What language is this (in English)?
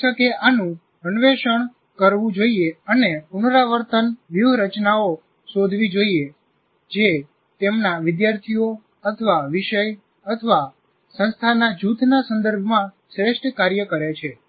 Gujarati